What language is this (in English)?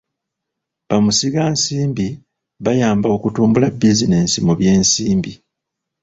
Ganda